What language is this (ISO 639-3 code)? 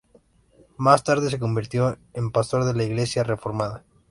spa